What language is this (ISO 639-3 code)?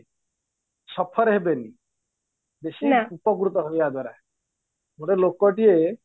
ori